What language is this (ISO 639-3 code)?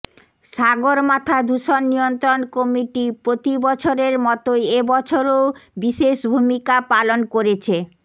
ben